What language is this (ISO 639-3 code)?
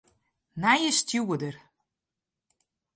fry